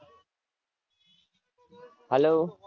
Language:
Gujarati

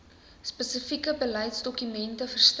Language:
Afrikaans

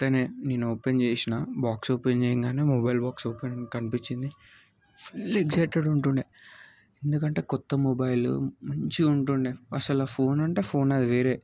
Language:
Telugu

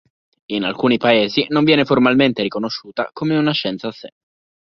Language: Italian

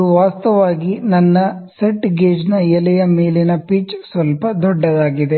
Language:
Kannada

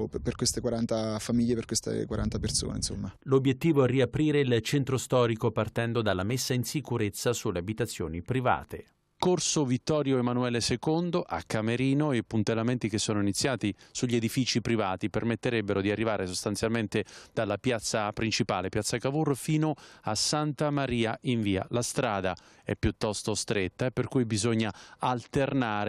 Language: Italian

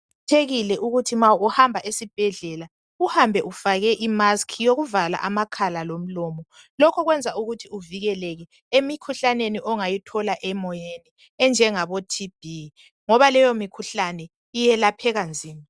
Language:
North Ndebele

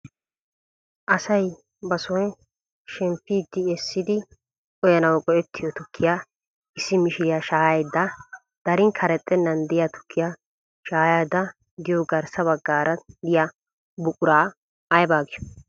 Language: Wolaytta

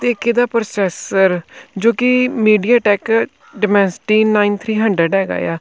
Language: Punjabi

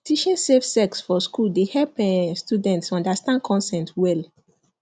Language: Nigerian Pidgin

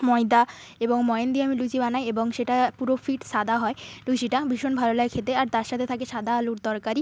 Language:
Bangla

